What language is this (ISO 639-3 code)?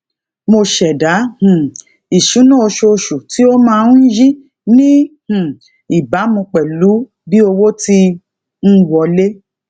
yor